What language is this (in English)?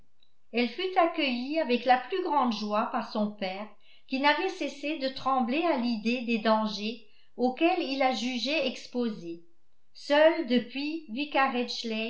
French